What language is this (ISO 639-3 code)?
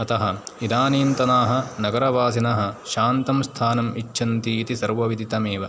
san